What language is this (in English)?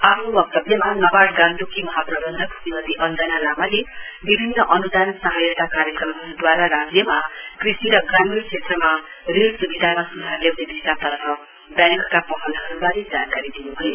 Nepali